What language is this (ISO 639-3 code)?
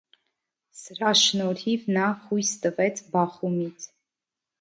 hye